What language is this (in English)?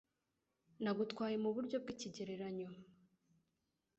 Kinyarwanda